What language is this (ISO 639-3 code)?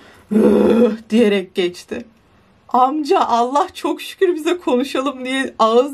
tur